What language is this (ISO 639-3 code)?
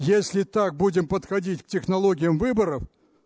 rus